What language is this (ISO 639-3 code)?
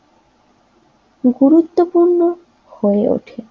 ben